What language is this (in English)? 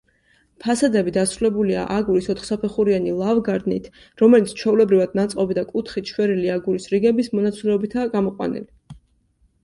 Georgian